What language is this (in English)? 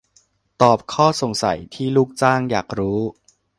Thai